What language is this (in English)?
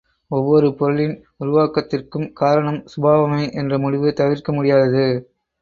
Tamil